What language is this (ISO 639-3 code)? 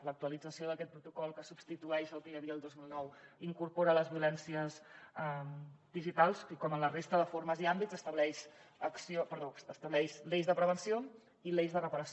cat